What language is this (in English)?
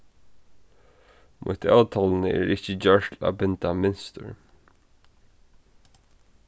Faroese